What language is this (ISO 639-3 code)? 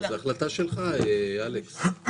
heb